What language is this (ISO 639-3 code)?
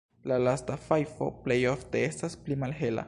epo